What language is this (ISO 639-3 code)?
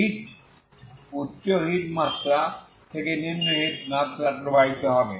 ben